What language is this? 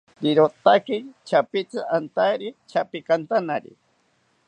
South Ucayali Ashéninka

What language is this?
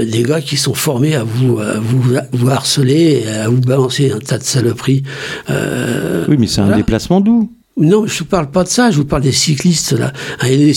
French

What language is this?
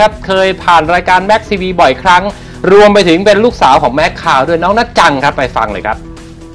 Thai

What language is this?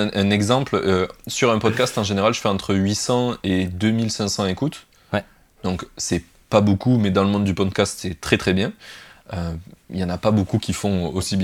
French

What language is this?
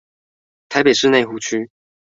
Chinese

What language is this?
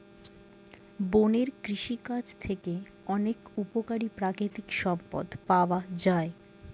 Bangla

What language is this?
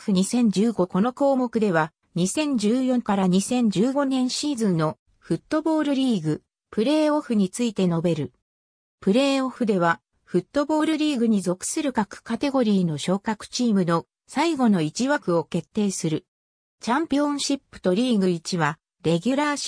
Japanese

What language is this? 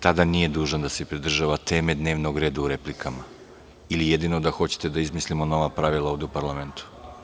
Serbian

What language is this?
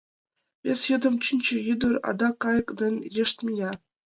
Mari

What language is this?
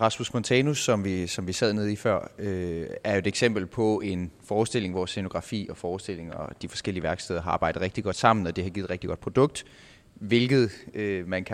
Danish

